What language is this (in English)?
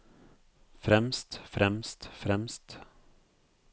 Norwegian